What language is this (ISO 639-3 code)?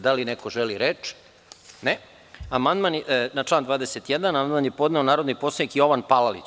srp